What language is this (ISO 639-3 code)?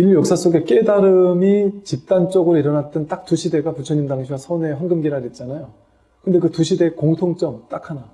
kor